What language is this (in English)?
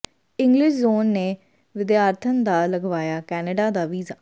Punjabi